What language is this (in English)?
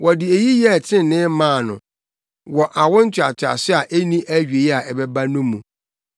Akan